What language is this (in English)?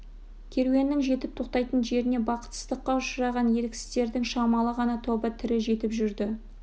Kazakh